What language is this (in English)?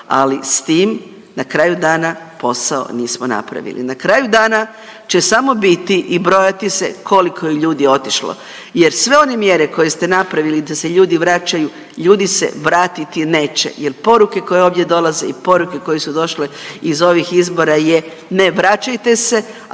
Croatian